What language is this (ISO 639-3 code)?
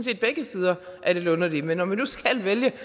dan